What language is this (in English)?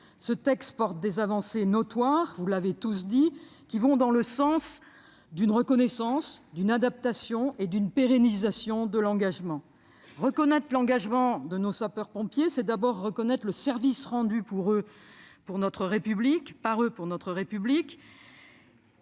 French